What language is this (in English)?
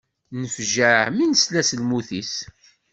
Kabyle